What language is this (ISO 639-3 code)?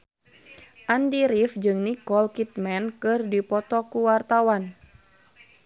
sun